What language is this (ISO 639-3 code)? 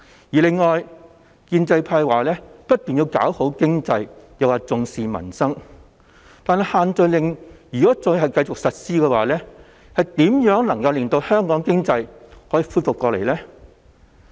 yue